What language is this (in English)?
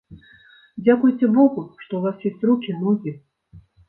Belarusian